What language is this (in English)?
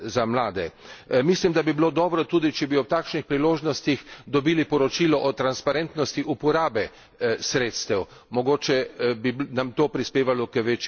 Slovenian